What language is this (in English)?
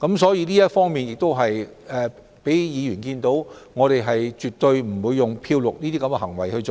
Cantonese